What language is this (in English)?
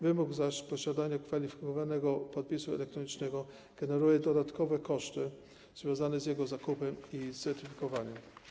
Polish